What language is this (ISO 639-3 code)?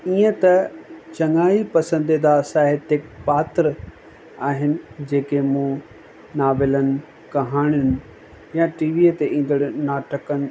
snd